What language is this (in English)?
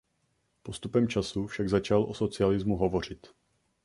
Czech